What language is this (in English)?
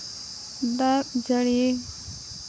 Santali